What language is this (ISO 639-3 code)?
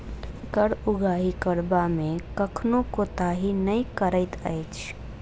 mai